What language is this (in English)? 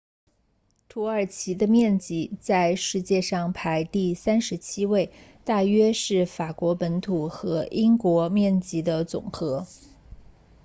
Chinese